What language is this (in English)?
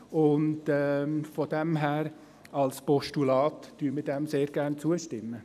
Swiss German